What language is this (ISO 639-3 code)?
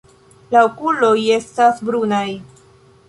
epo